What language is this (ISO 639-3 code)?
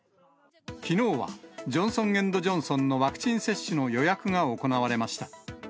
jpn